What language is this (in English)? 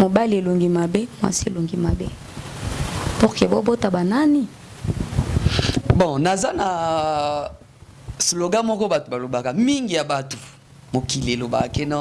French